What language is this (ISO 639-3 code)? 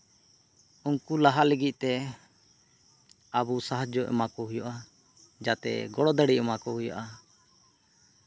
sat